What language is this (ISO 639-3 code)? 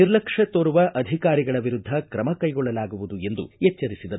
kan